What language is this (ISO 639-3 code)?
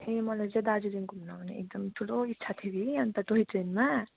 nep